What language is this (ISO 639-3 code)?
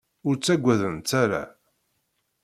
kab